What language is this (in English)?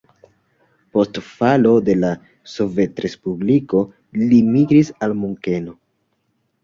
Esperanto